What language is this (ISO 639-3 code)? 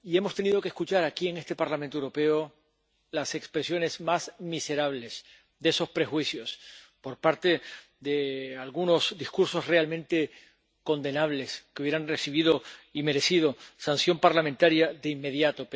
spa